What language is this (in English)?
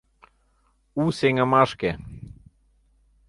Mari